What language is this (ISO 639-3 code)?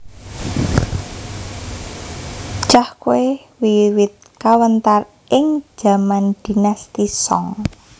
jav